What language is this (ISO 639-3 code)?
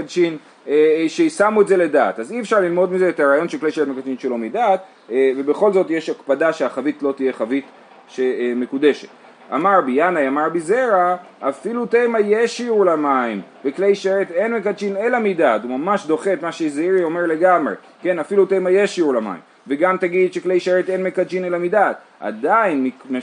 heb